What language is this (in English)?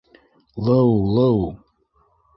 Bashkir